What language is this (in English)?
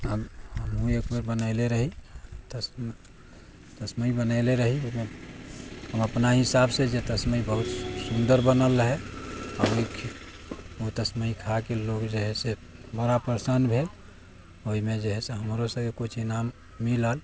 Maithili